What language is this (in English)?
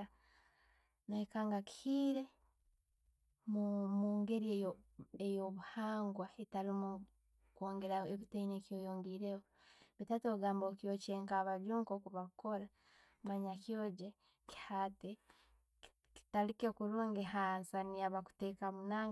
Tooro